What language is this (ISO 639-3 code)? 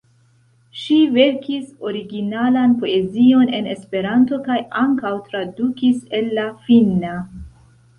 epo